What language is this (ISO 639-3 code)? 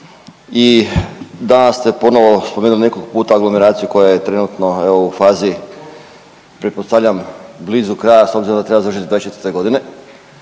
hrv